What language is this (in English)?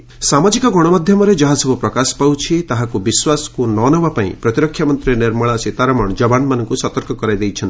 Odia